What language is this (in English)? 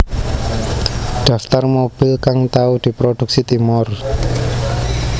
Javanese